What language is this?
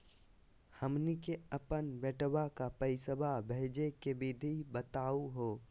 Magahi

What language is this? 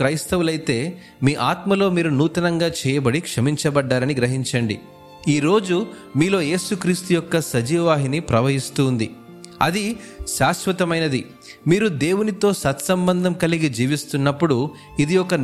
Telugu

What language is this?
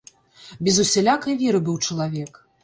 Belarusian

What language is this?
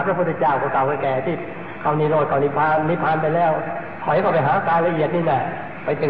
Thai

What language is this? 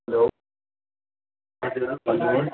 Nepali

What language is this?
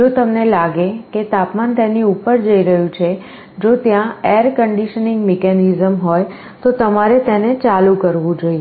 Gujarati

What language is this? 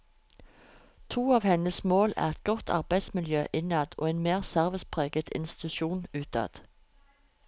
Norwegian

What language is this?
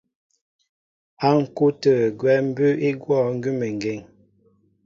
Mbo (Cameroon)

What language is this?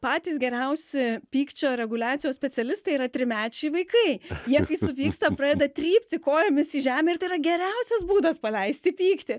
Lithuanian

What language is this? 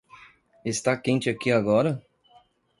Portuguese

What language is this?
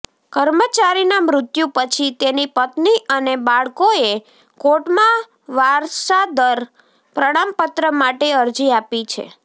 Gujarati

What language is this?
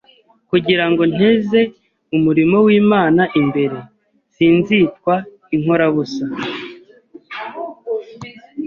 Kinyarwanda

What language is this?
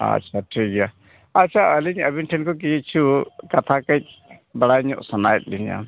Santali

